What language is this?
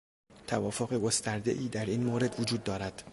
Persian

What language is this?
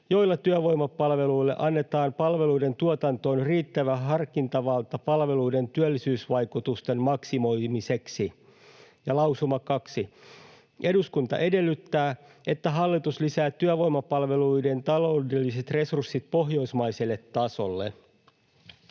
Finnish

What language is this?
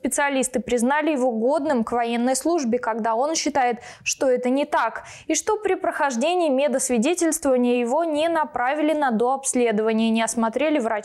Russian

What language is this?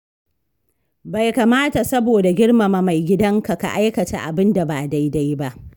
Hausa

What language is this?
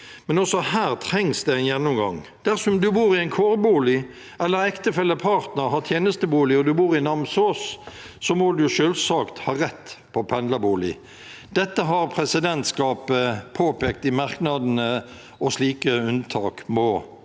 Norwegian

